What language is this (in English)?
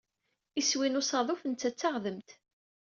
Kabyle